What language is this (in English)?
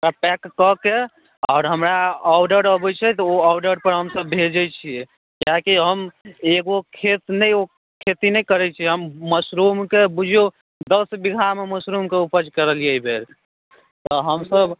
Maithili